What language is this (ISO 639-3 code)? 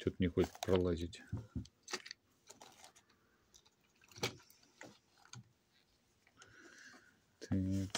rus